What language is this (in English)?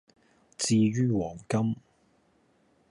Cantonese